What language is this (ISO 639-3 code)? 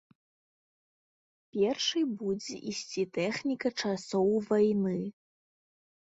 bel